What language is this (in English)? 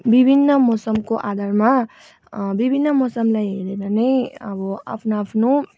Nepali